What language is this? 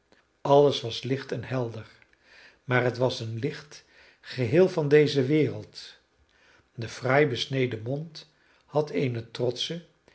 Dutch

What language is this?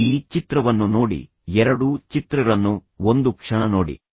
Kannada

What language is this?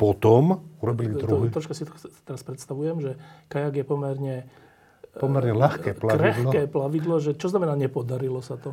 Slovak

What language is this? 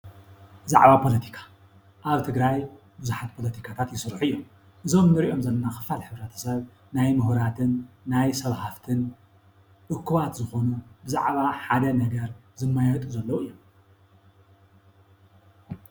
Tigrinya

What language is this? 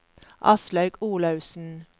Norwegian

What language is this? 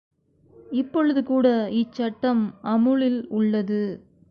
Tamil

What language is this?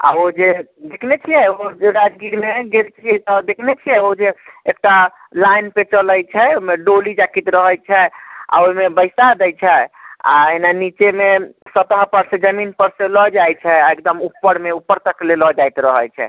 Maithili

